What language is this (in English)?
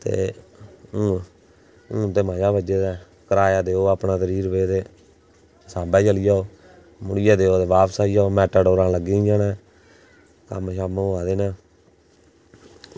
Dogri